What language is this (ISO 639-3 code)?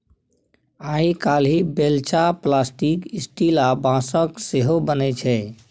mai